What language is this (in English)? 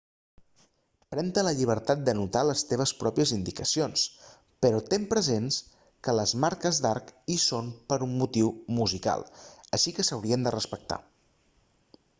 Catalan